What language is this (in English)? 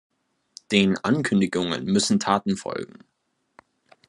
German